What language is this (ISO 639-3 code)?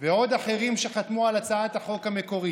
heb